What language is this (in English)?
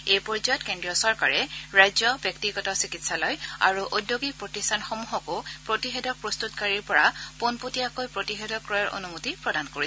Assamese